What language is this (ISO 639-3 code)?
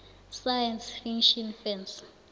nbl